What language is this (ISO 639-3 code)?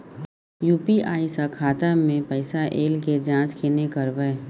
mai